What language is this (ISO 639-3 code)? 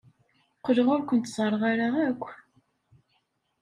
kab